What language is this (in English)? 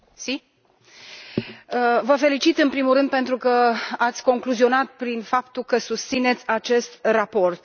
Romanian